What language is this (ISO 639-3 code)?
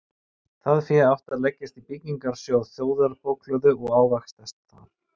isl